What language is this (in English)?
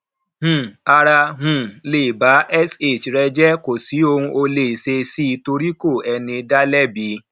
Yoruba